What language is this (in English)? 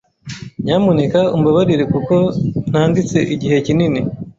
Kinyarwanda